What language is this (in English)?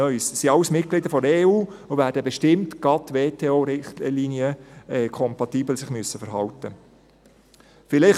Swiss German